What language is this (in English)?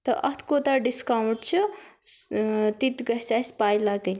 Kashmiri